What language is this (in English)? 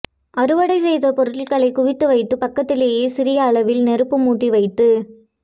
Tamil